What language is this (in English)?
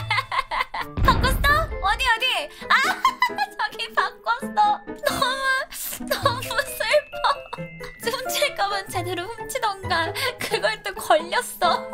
Korean